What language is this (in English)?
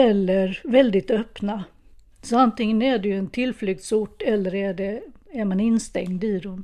Swedish